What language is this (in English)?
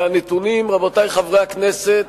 Hebrew